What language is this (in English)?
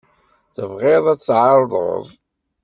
Kabyle